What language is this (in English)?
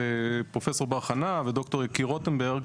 Hebrew